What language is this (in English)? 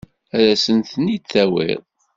Kabyle